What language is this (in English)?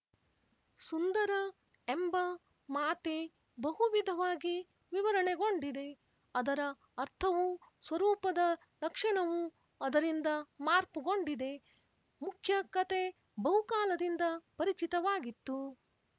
Kannada